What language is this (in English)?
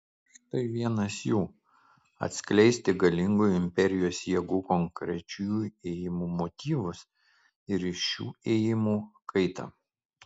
Lithuanian